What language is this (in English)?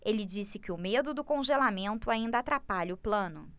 Portuguese